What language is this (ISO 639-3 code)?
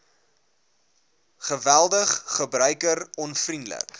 afr